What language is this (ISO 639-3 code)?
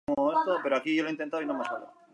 spa